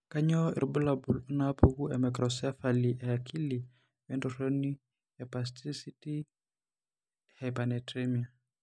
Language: Masai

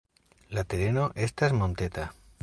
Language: Esperanto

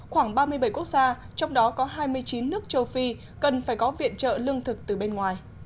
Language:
Vietnamese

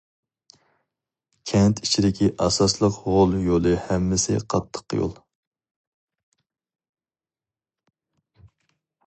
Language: Uyghur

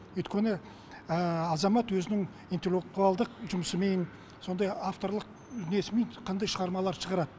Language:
Kazakh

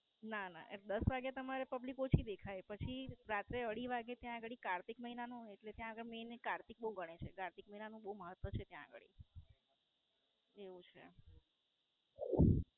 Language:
Gujarati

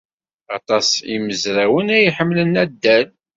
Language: Kabyle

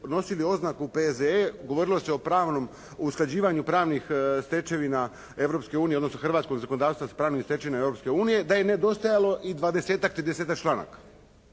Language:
Croatian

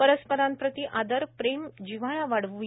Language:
Marathi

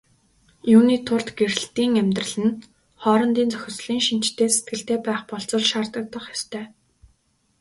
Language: Mongolian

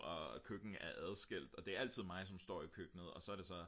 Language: Danish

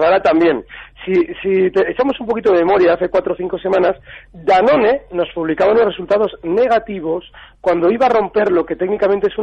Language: Spanish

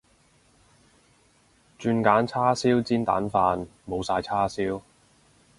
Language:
Cantonese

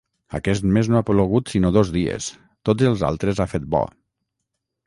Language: Catalan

